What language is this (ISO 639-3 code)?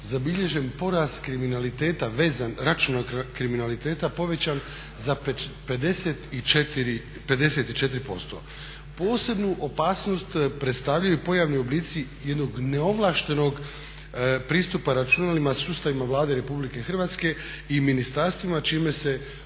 hrv